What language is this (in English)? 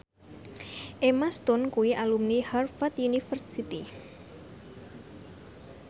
Javanese